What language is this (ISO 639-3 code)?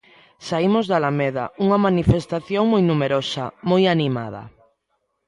glg